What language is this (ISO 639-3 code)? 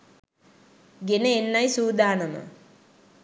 sin